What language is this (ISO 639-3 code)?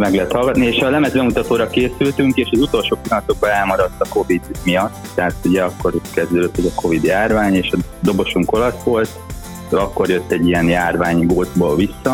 hun